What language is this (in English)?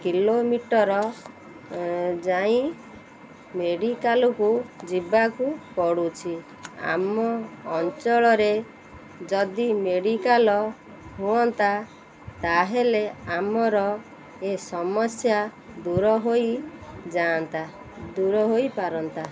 Odia